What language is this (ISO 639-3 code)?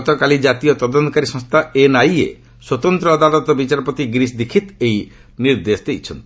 ori